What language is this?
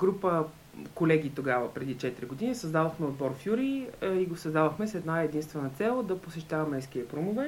Bulgarian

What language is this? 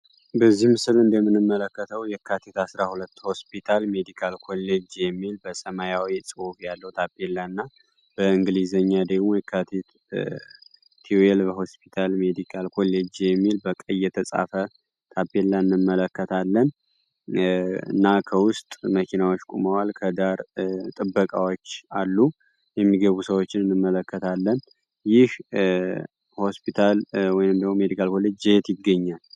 Amharic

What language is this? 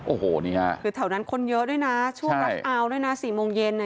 Thai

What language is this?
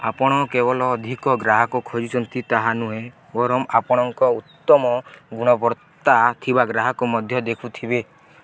Odia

